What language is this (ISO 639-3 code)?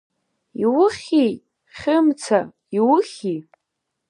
abk